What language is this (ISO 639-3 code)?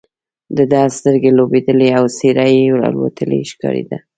pus